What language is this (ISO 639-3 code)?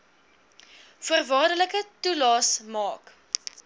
afr